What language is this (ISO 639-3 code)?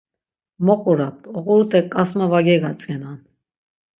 lzz